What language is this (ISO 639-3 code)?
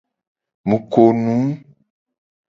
gej